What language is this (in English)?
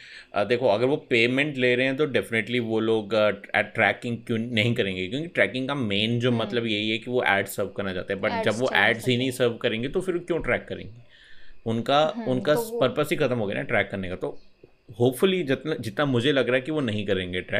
Hindi